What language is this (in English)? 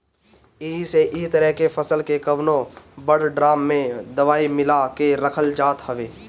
Bhojpuri